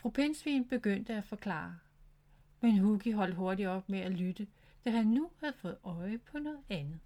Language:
Danish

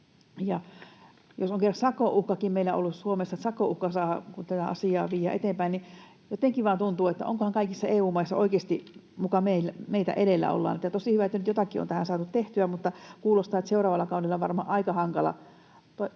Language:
Finnish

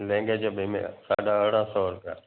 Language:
Sindhi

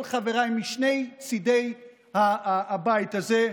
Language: Hebrew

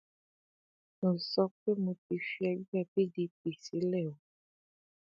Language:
Yoruba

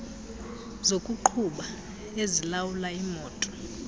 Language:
Xhosa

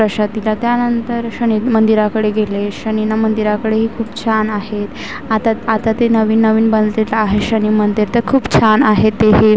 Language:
Marathi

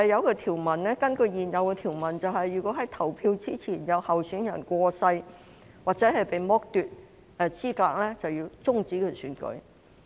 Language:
Cantonese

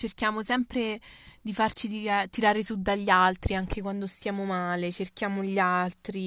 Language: Italian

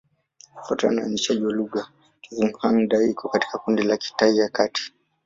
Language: Swahili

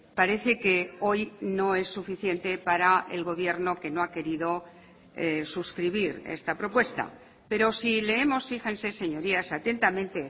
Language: Spanish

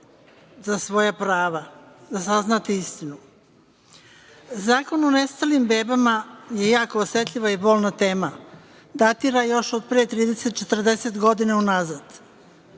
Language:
Serbian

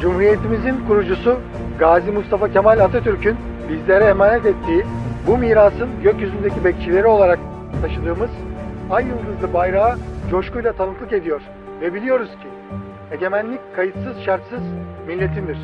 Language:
Turkish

